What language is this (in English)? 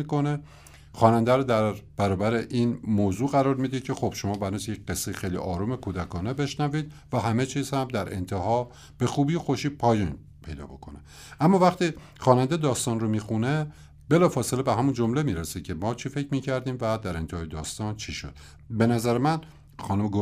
Persian